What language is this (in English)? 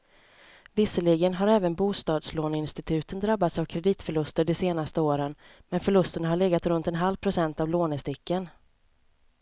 Swedish